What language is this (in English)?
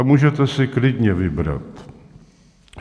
Czech